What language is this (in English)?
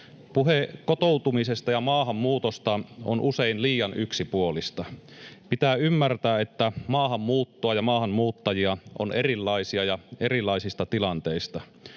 Finnish